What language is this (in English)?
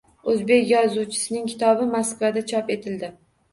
Uzbek